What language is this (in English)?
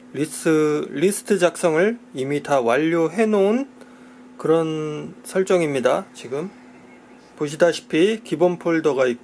Korean